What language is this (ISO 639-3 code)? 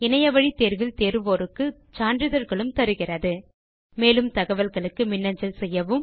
tam